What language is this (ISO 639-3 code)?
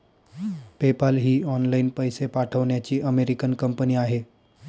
mar